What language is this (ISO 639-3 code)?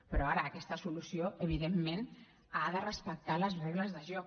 cat